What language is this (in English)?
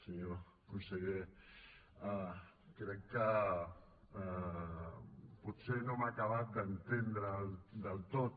Catalan